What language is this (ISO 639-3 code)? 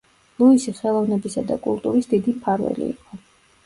kat